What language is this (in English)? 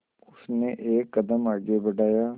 Hindi